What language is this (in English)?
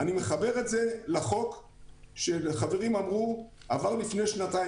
Hebrew